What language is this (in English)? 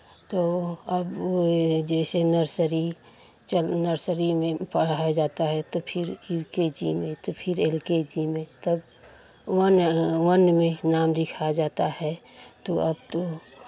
Hindi